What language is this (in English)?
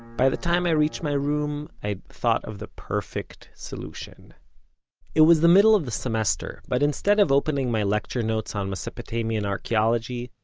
English